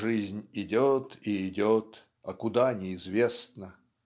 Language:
Russian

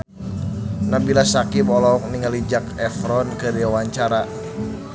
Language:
Sundanese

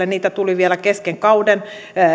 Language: Finnish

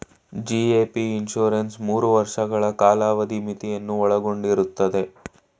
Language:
Kannada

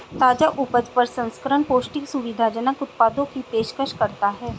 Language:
Hindi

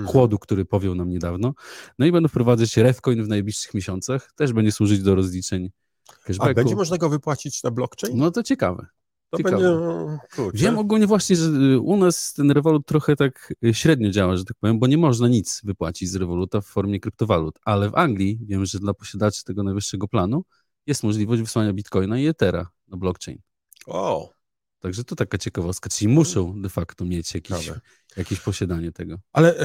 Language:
Polish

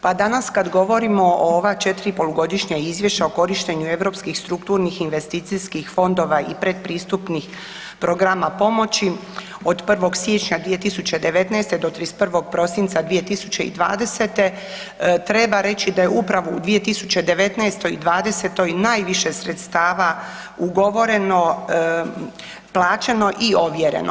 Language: Croatian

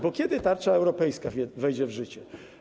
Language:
Polish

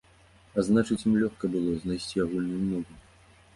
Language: Belarusian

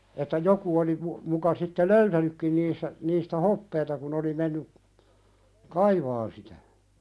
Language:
Finnish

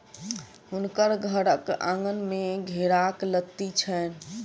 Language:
Maithili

